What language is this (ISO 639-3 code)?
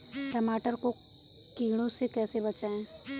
hin